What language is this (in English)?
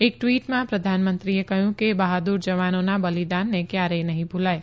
Gujarati